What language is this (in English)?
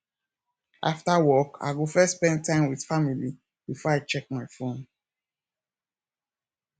Nigerian Pidgin